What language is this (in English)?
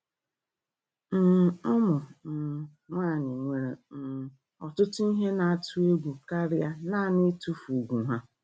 Igbo